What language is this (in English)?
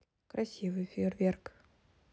Russian